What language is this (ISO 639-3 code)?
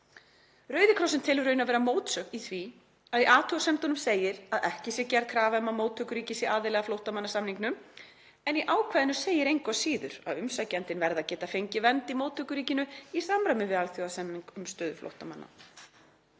isl